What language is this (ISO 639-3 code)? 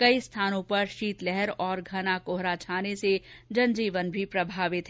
hin